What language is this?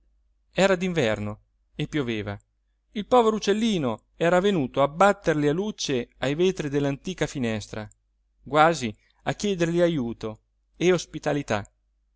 Italian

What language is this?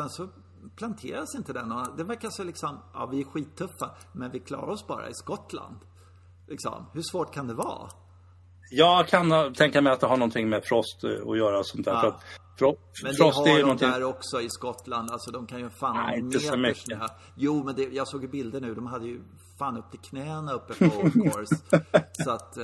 Swedish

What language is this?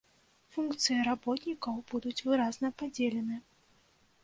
Belarusian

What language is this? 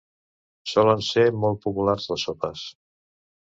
Catalan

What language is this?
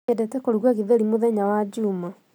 Kikuyu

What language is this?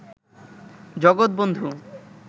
Bangla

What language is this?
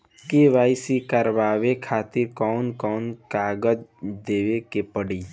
Bhojpuri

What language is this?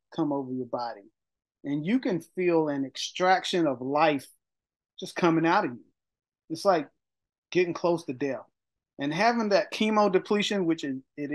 English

